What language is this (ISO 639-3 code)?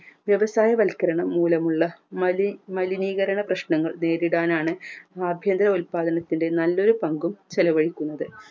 mal